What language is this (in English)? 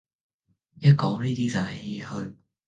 Cantonese